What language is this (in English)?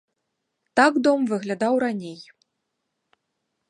Belarusian